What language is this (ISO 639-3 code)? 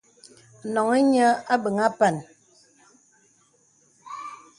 beb